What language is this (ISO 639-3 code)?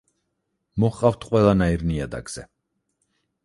kat